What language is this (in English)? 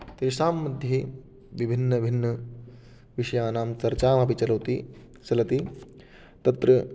Sanskrit